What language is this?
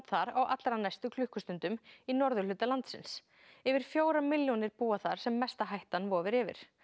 Icelandic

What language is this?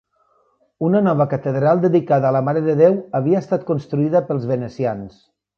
Catalan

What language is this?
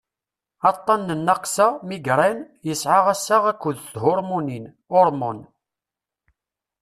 Kabyle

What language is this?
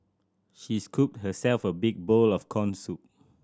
English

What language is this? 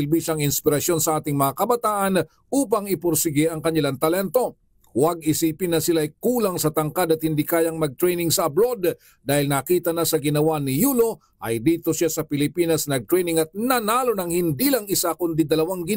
Filipino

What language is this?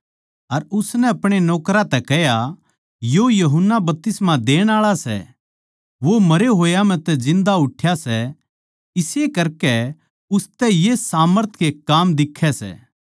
Haryanvi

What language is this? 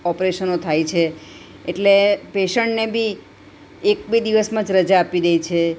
Gujarati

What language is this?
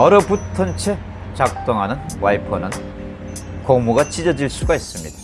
Korean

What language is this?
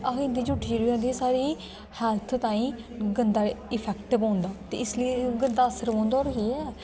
Dogri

